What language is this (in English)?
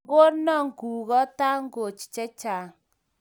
Kalenjin